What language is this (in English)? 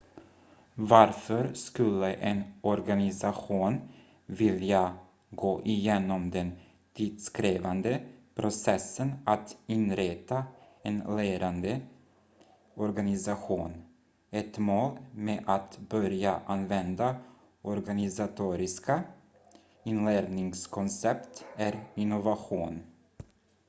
Swedish